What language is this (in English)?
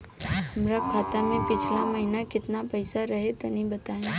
Bhojpuri